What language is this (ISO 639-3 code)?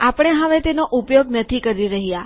guj